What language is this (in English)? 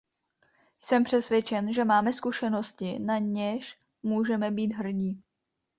Czech